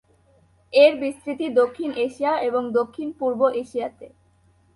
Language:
Bangla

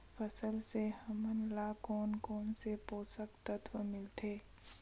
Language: Chhattisgarhi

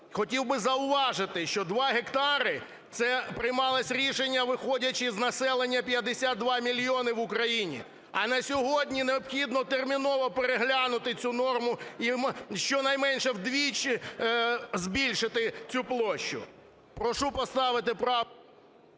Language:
Ukrainian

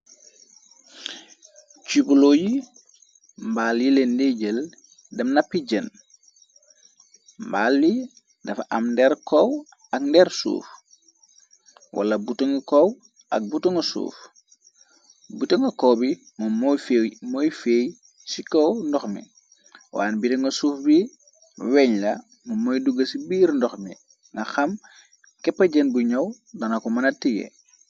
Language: Wolof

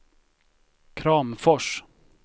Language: Swedish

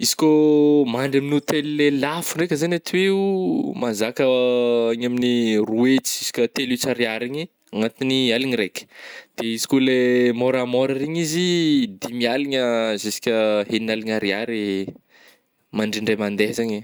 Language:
Northern Betsimisaraka Malagasy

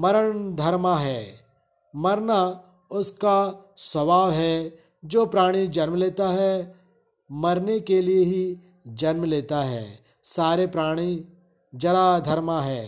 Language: Hindi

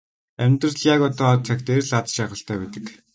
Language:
Mongolian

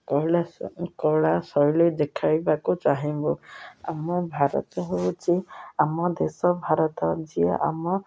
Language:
Odia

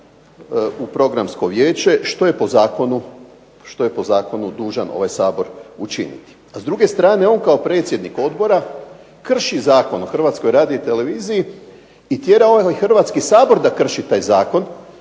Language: Croatian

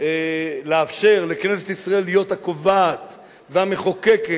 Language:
Hebrew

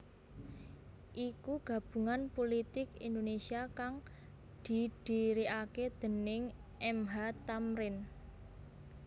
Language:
Javanese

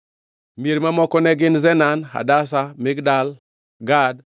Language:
Luo (Kenya and Tanzania)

